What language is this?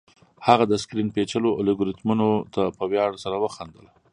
Pashto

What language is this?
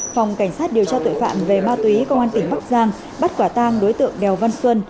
Vietnamese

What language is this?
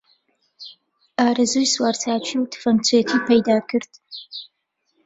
Central Kurdish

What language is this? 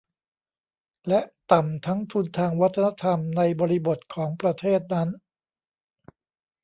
Thai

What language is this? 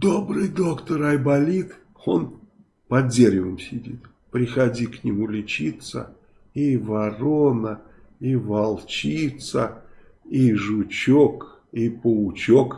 Russian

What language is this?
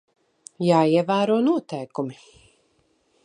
Latvian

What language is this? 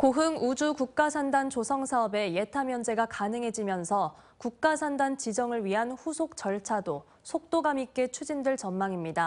Korean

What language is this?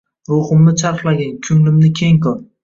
Uzbek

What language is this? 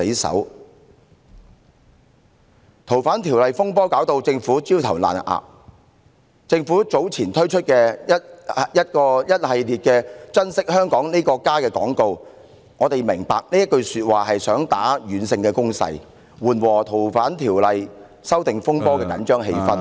Cantonese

